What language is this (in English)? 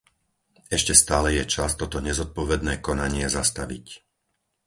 Slovak